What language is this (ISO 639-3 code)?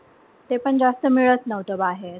mar